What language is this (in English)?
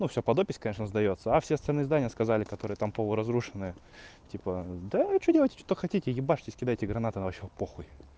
Russian